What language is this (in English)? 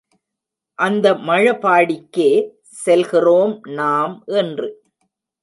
Tamil